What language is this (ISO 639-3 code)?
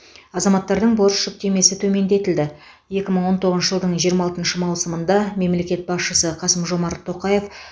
kaz